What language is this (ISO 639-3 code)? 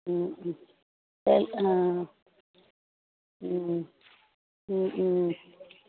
tam